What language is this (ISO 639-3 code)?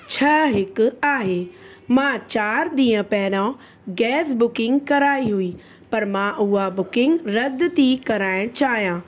snd